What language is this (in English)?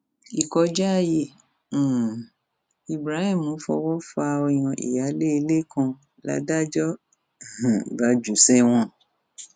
Yoruba